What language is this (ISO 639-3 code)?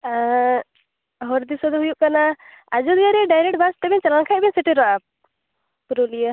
sat